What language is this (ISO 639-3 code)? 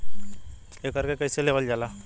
bho